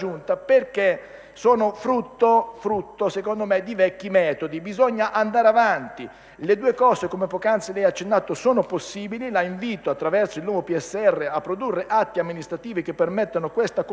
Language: Italian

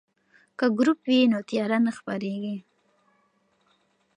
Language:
Pashto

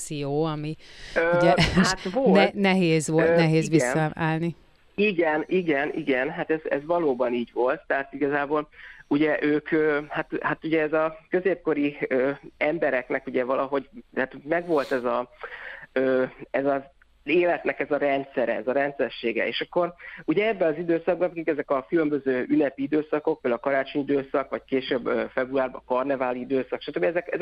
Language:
Hungarian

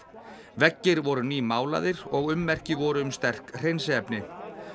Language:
Icelandic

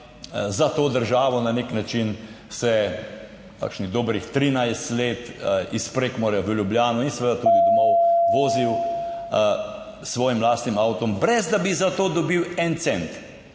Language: Slovenian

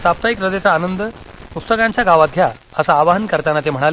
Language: Marathi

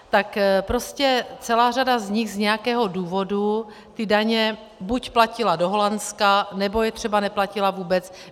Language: Czech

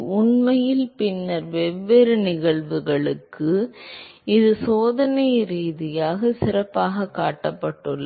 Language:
Tamil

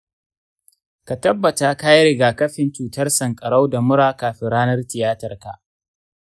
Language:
Hausa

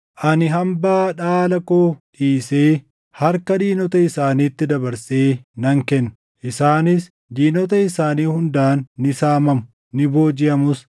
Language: Oromo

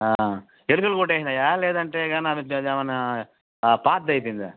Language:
Telugu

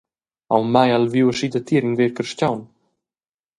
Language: Romansh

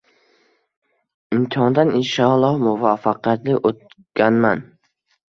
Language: Uzbek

